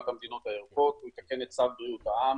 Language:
Hebrew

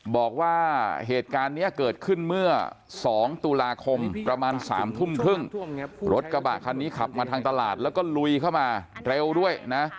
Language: Thai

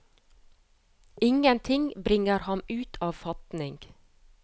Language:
Norwegian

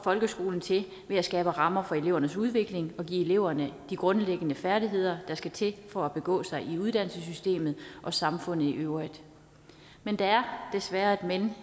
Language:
Danish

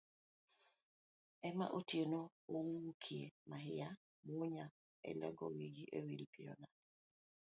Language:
Luo (Kenya and Tanzania)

